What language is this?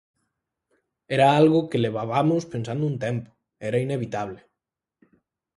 Galician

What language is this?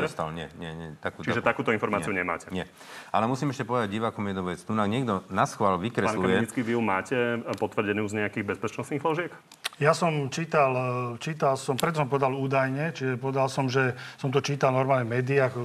Slovak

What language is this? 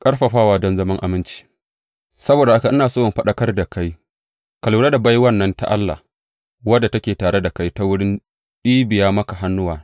Hausa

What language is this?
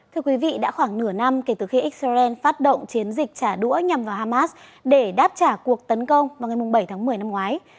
Vietnamese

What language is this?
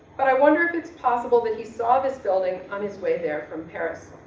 English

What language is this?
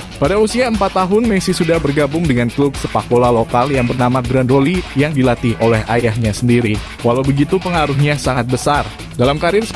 Indonesian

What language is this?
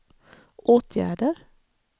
Swedish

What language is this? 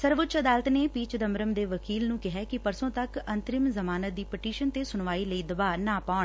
Punjabi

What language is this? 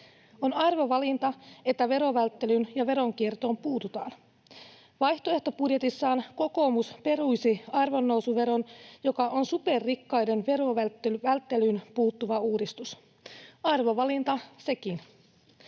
Finnish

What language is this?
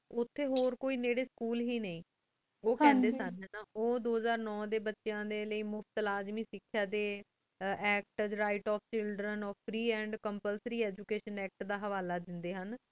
Punjabi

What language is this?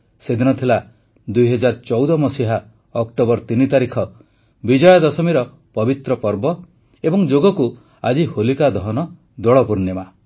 Odia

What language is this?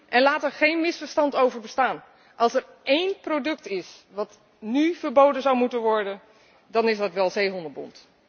Dutch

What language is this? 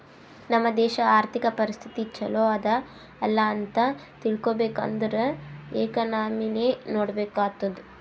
Kannada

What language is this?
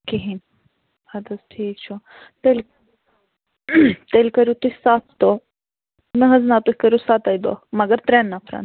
Kashmiri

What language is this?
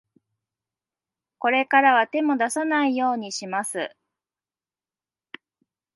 Japanese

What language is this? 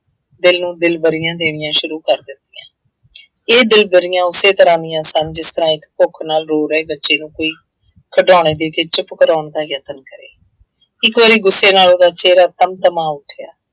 Punjabi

